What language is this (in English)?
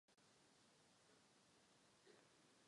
Czech